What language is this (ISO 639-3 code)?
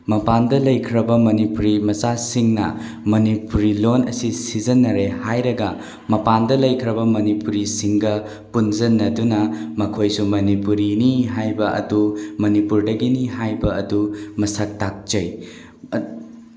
mni